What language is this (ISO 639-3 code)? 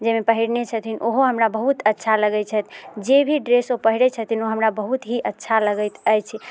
mai